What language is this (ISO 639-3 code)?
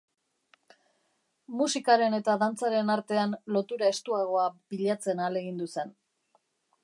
eus